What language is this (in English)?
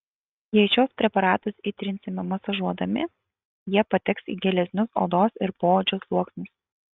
Lithuanian